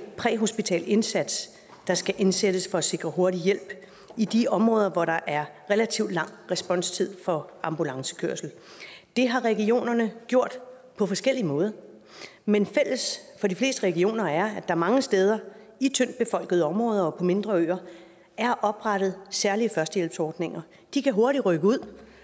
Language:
Danish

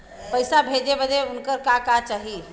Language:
Bhojpuri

